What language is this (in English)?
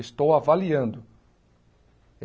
Portuguese